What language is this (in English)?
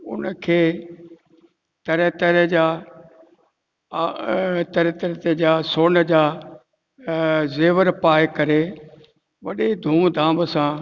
Sindhi